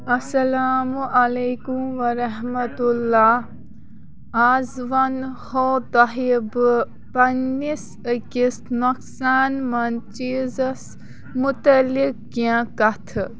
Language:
Kashmiri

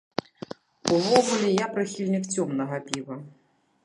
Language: Belarusian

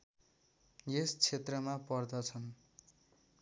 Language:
Nepali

